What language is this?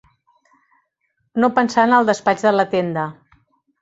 Catalan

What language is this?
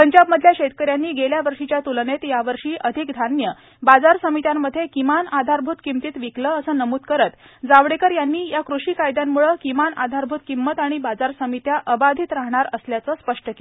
Marathi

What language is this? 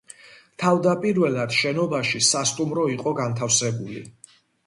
Georgian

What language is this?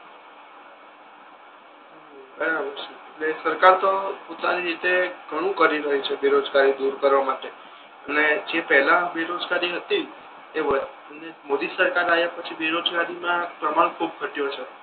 Gujarati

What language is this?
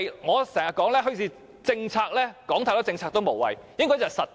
Cantonese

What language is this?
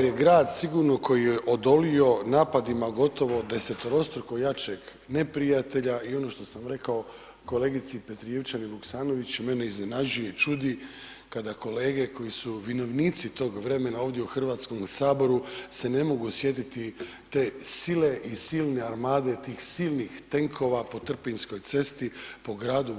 Croatian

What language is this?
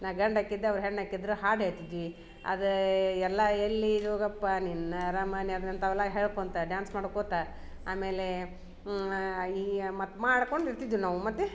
Kannada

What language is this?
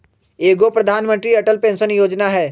Magahi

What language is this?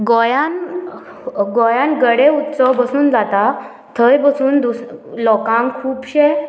Konkani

